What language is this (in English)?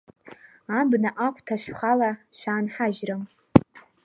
Abkhazian